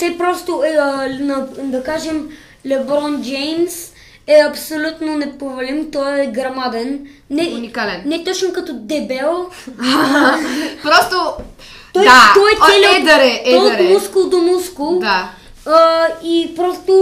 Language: Bulgarian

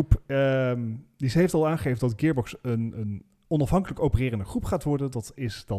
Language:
Dutch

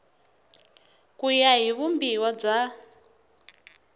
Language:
Tsonga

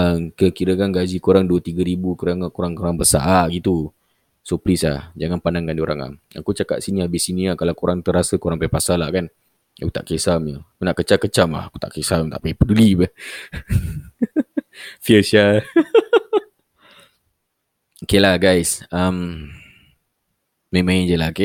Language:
Malay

